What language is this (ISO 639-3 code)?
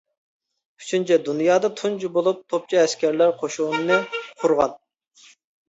uig